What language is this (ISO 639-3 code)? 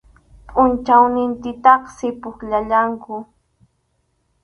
qxu